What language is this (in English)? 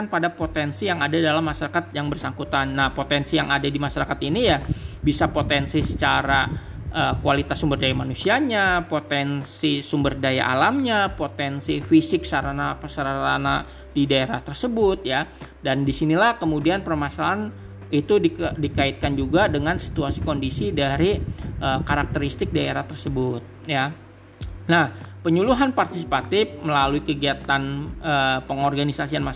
Indonesian